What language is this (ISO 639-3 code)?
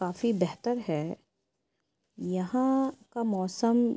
urd